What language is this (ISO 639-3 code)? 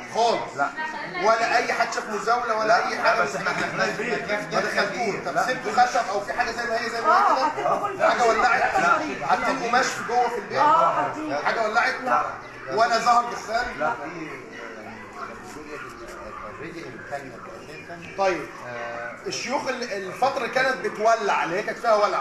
ara